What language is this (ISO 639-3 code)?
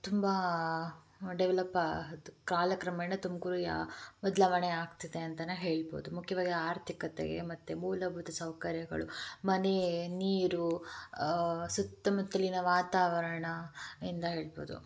kan